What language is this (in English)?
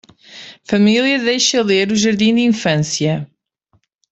Portuguese